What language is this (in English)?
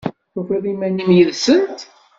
Kabyle